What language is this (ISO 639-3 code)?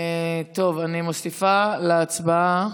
heb